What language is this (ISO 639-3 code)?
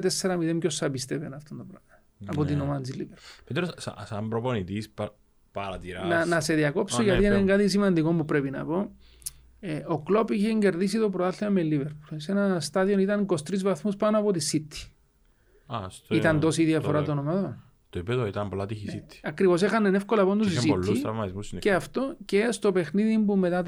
ell